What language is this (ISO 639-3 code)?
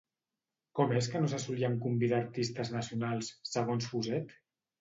cat